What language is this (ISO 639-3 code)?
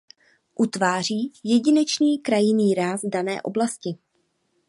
ces